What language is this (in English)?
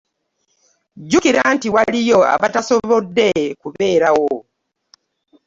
Ganda